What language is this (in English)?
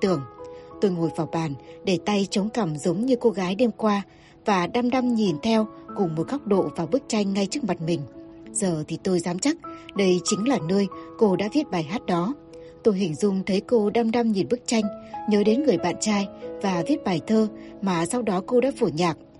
Vietnamese